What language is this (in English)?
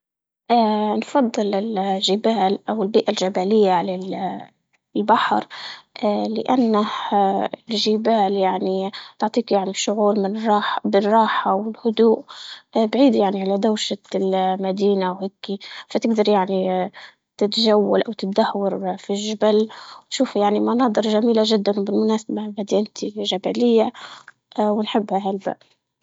Libyan Arabic